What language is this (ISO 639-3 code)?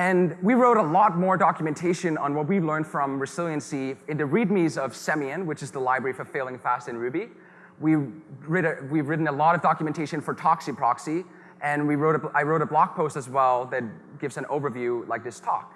eng